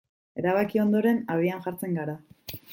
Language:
Basque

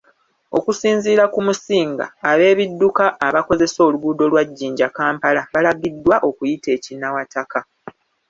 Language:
Ganda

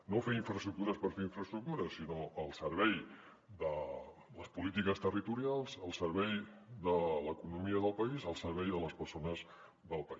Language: Catalan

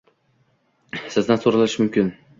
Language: Uzbek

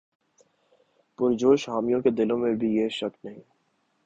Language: Urdu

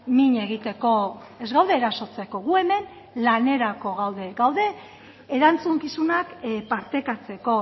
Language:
Basque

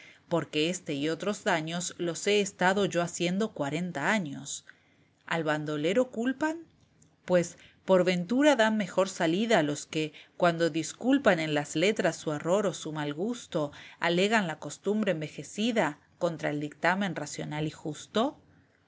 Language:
Spanish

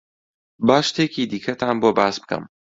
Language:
Central Kurdish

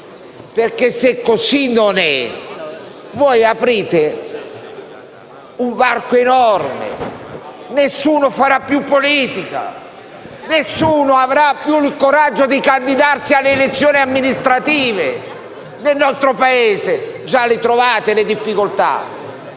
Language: Italian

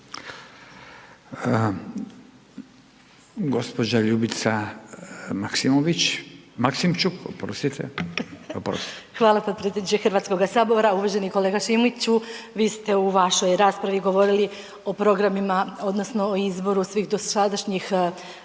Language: Croatian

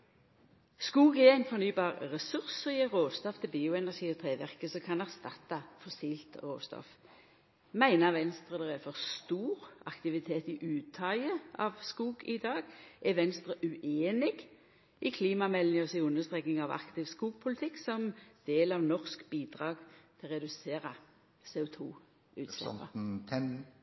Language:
Norwegian Nynorsk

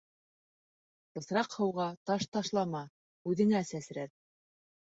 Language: Bashkir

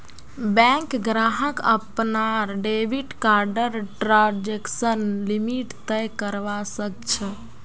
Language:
Magahi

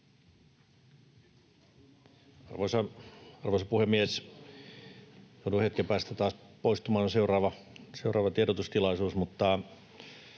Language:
Finnish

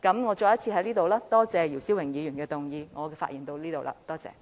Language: Cantonese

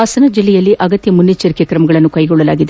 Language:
Kannada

